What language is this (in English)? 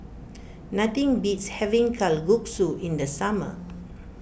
English